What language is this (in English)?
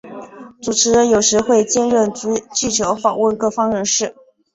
Chinese